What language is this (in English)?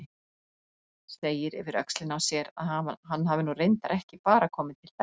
Icelandic